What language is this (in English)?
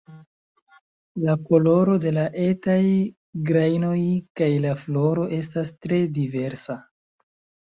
Esperanto